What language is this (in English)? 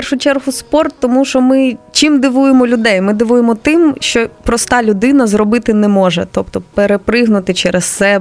Ukrainian